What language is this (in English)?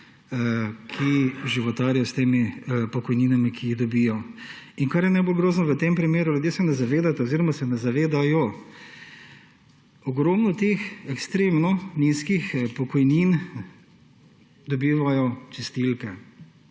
Slovenian